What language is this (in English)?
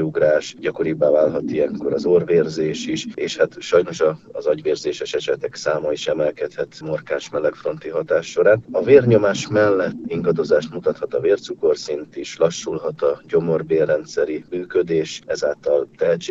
Hungarian